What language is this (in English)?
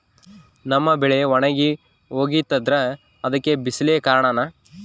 Kannada